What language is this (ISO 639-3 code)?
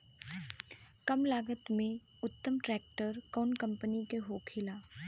bho